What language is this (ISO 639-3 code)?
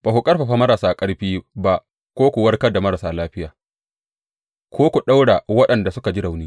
hau